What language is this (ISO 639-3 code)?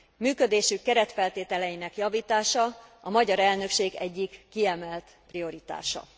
hun